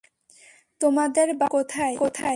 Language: Bangla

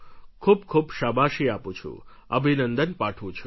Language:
Gujarati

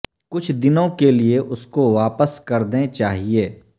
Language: Urdu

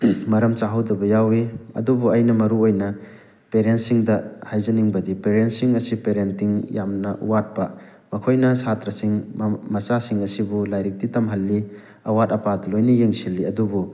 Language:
Manipuri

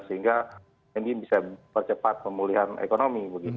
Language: Indonesian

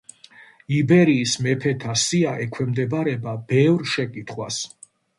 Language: Georgian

